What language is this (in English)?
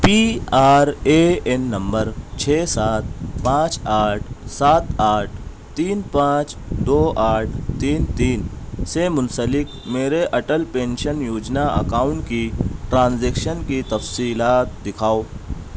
Urdu